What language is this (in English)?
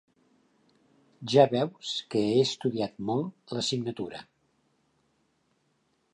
Catalan